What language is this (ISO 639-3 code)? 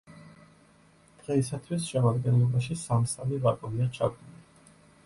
kat